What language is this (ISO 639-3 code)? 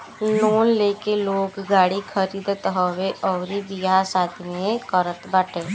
bho